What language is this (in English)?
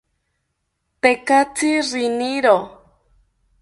South Ucayali Ashéninka